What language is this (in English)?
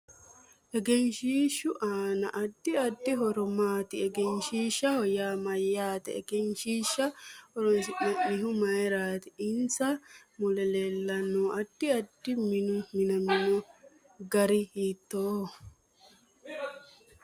Sidamo